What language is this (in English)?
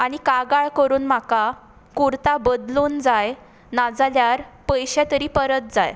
Konkani